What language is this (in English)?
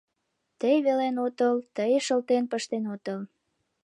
Mari